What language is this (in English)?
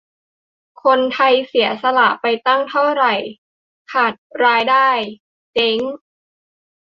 Thai